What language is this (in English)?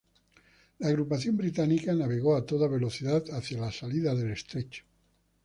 Spanish